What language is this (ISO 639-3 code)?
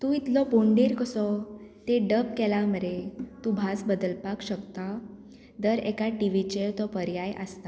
kok